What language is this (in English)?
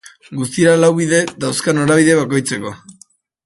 Basque